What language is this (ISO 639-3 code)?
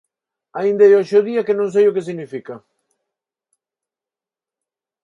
glg